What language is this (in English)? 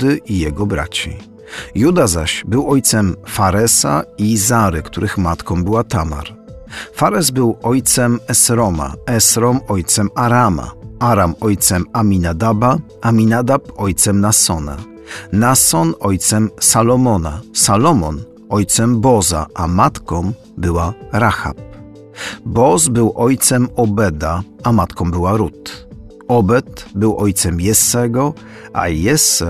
Polish